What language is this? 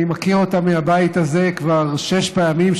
Hebrew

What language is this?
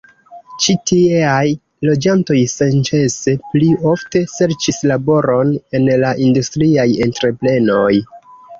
Esperanto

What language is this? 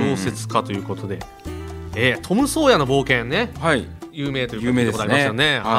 Japanese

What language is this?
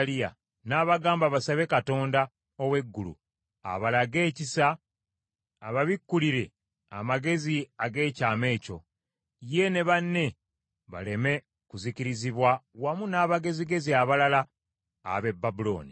Ganda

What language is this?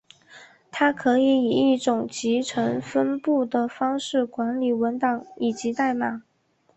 Chinese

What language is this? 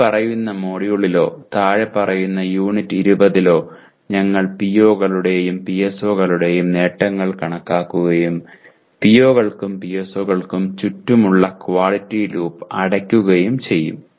Malayalam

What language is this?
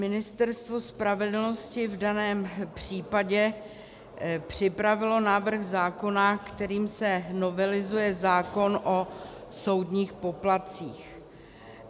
Czech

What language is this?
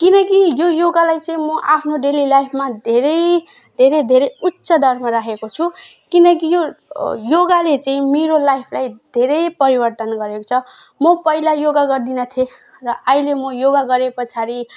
Nepali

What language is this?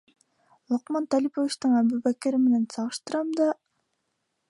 Bashkir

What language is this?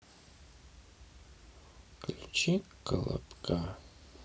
Russian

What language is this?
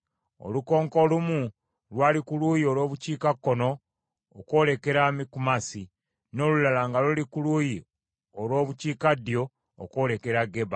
Ganda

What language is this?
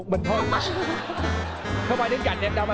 Vietnamese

